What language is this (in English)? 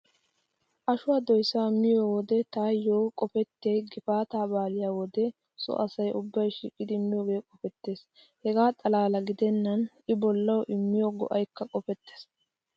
Wolaytta